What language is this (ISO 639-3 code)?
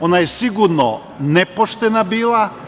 srp